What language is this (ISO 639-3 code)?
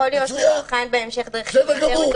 heb